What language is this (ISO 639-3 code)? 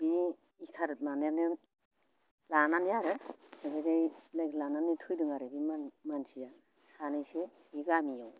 brx